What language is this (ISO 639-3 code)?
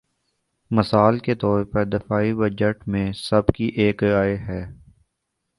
urd